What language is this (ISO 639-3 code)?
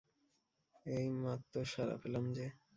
ben